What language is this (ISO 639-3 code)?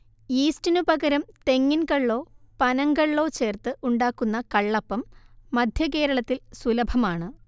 mal